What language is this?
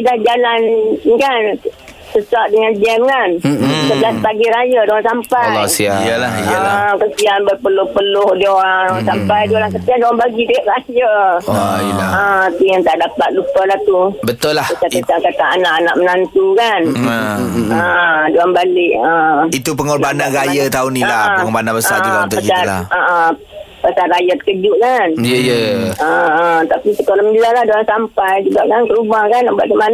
Malay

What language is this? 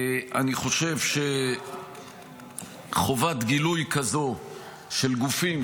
Hebrew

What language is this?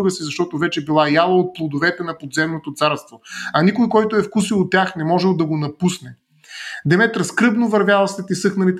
Bulgarian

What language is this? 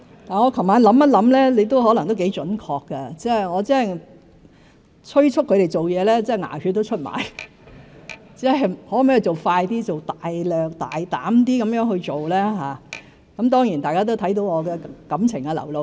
Cantonese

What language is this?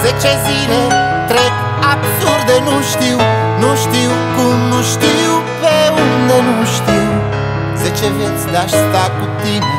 Romanian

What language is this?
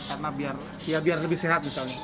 Indonesian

